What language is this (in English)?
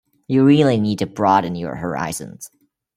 English